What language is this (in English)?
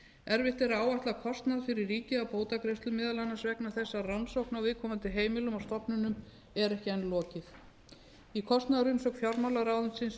Icelandic